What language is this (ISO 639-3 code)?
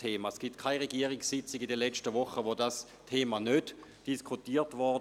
gsw